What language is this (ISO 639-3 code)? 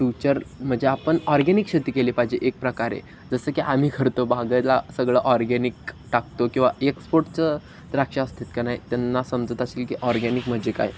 mar